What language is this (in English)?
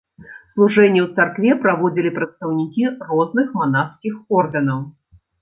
Belarusian